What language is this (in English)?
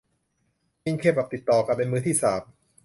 Thai